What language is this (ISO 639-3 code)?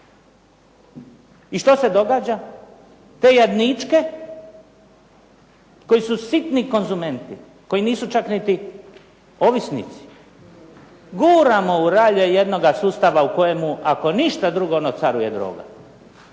hrv